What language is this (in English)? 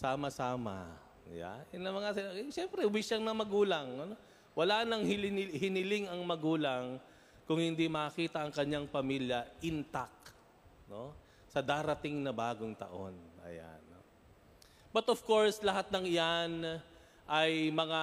Filipino